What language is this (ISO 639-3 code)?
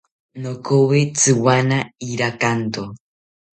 cpy